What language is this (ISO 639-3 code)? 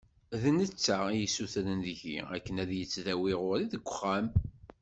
kab